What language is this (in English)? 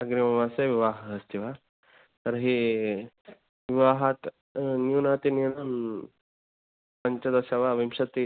Sanskrit